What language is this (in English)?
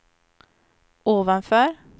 Swedish